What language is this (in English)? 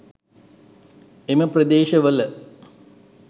Sinhala